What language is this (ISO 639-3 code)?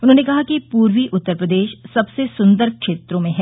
hin